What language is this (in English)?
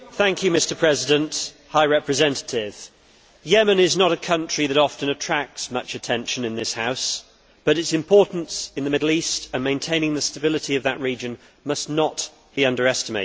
English